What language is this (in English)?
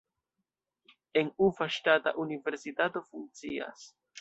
Esperanto